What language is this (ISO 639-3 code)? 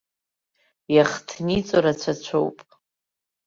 abk